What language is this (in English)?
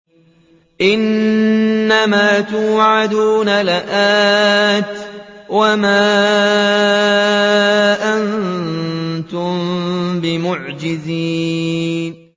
Arabic